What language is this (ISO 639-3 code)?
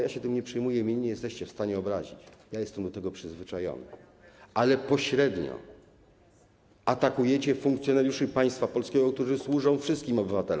pol